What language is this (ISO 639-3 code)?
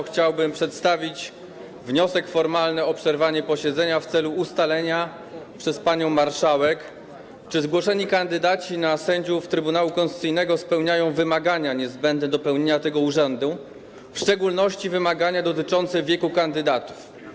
pol